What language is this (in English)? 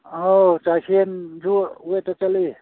Manipuri